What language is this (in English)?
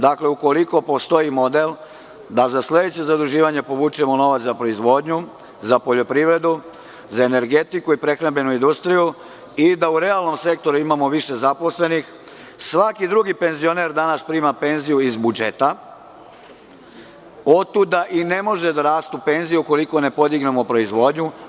Serbian